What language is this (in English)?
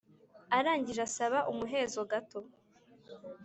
Kinyarwanda